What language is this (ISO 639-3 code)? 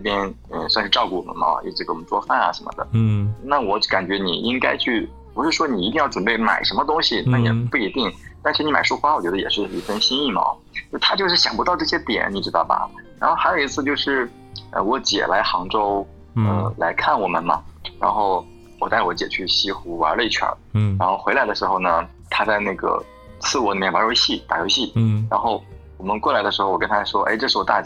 zho